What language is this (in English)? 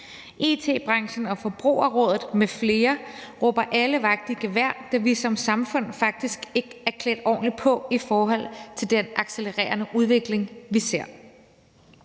Danish